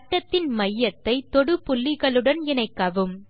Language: Tamil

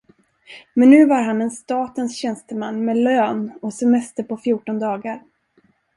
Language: Swedish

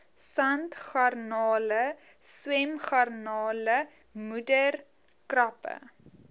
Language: Afrikaans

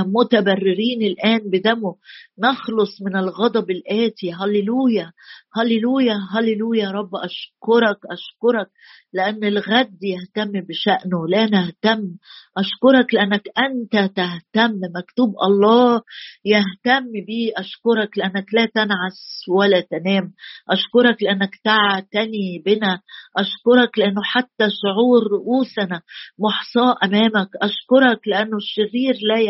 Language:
Arabic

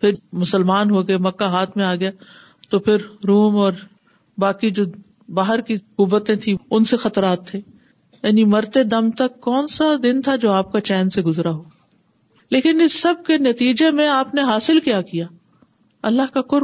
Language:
Urdu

